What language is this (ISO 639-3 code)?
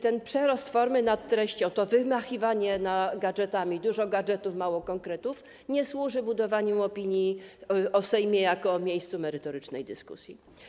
pol